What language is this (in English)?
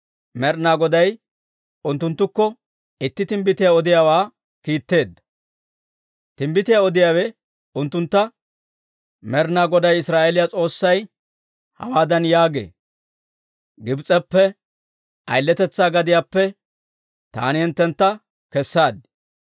Dawro